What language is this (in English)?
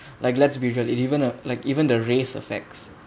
English